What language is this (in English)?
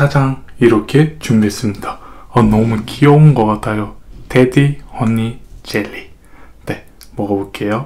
Korean